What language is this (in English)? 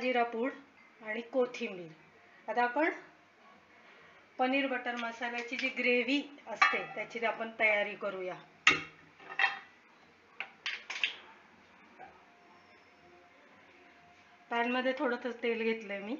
Hindi